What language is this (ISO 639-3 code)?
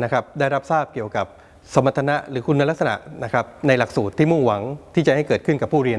tha